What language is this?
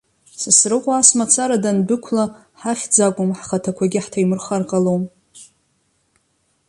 Abkhazian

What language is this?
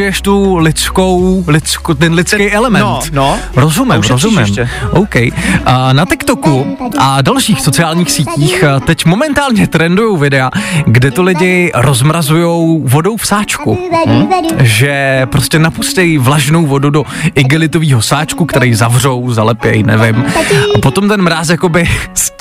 Czech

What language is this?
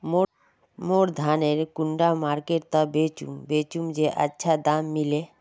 Magahi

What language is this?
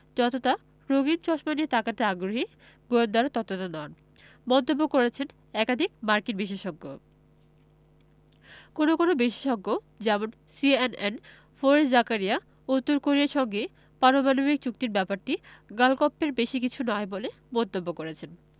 Bangla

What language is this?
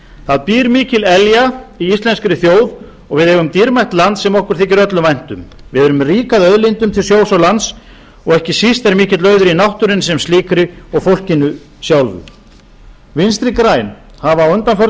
Icelandic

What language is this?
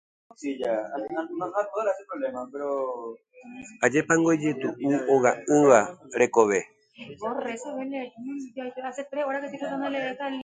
Guarani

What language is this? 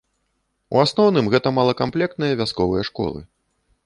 Belarusian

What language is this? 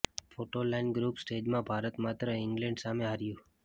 Gujarati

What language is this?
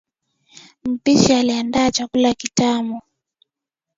Swahili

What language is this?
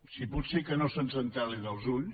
Catalan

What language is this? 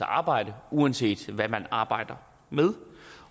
Danish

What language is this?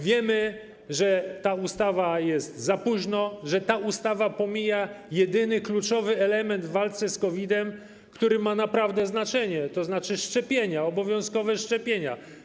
Polish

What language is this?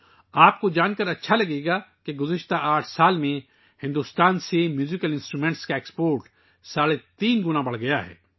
Urdu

